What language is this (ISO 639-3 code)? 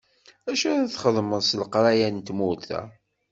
kab